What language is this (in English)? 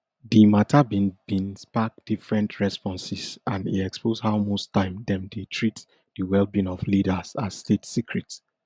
Nigerian Pidgin